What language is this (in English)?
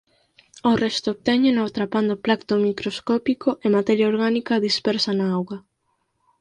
Galician